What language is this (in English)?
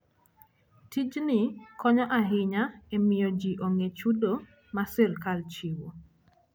Luo (Kenya and Tanzania)